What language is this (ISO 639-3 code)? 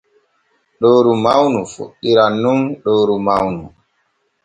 fue